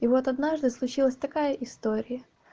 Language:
Russian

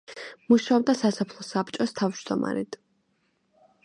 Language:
Georgian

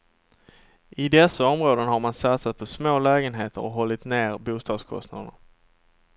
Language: Swedish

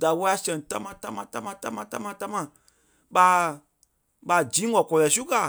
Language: Kpelle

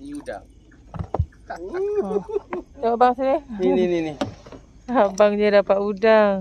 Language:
Malay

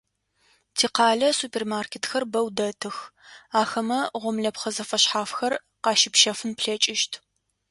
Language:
Adyghe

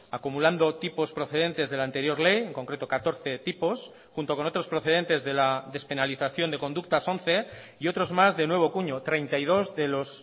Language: Spanish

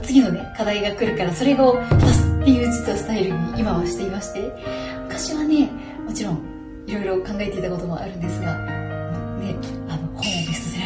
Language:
Japanese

